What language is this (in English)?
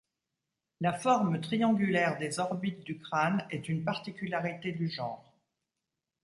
French